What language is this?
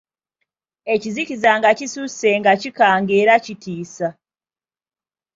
Ganda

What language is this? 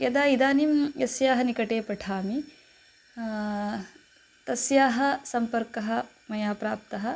Sanskrit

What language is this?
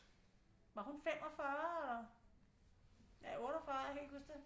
Danish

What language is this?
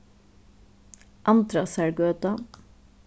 Faroese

